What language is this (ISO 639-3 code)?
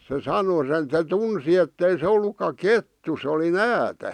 fin